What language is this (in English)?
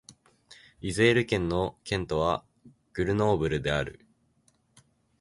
Japanese